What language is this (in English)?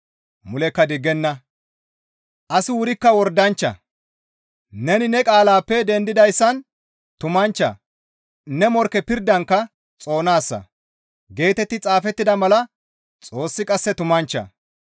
Gamo